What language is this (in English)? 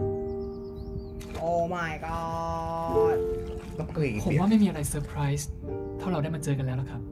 Thai